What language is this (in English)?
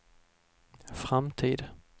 Swedish